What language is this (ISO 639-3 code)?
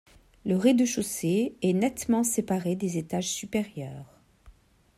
fra